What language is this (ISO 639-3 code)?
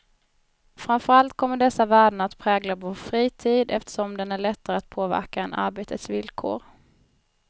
swe